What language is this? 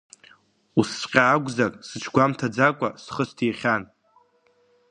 Abkhazian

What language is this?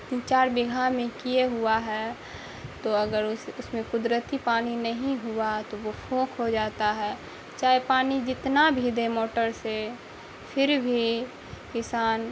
Urdu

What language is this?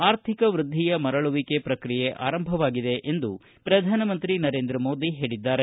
Kannada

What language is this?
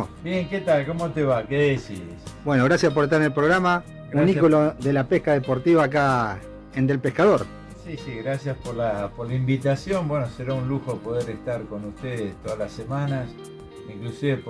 Spanish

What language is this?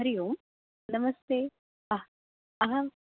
Sanskrit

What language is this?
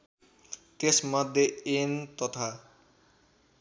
Nepali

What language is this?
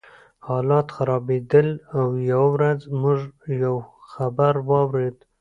Pashto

